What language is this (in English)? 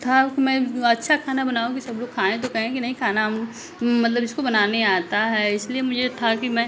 Hindi